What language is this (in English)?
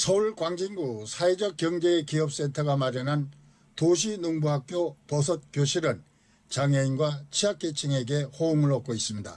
Korean